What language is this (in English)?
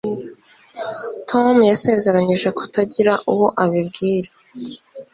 Kinyarwanda